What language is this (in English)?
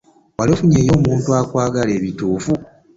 Ganda